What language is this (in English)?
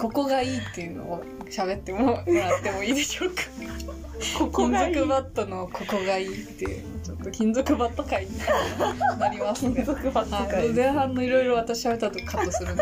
Japanese